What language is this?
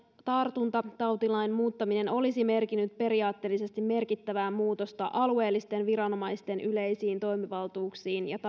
Finnish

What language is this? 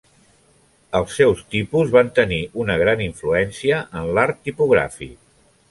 Catalan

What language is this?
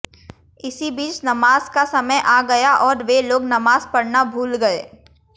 Hindi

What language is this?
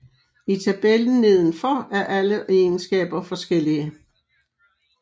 Danish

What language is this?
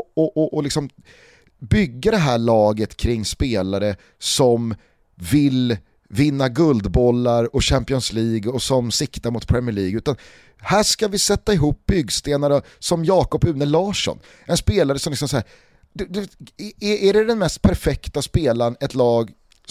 Swedish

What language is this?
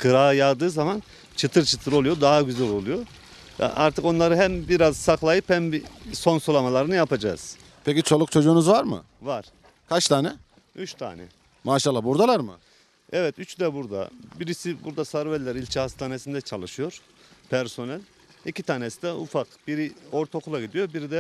Turkish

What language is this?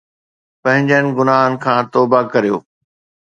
Sindhi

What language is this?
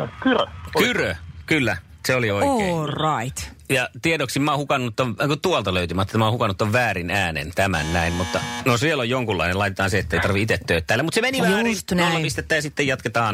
Finnish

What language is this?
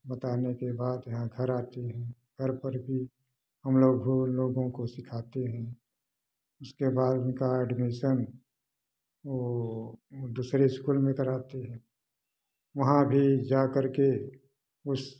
Hindi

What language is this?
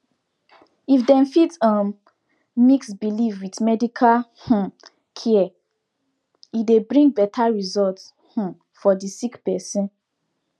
Nigerian Pidgin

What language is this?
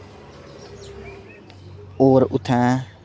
Dogri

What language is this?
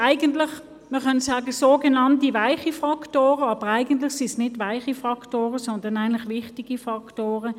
Swiss German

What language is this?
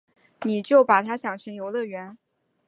Chinese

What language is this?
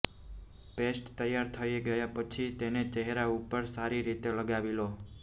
Gujarati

